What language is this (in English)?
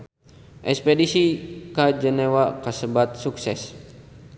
Sundanese